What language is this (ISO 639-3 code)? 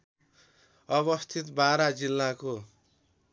nep